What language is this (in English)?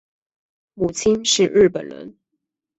Chinese